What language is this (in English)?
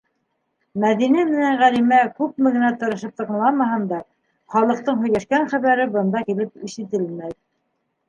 Bashkir